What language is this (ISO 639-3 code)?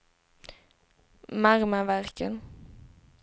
swe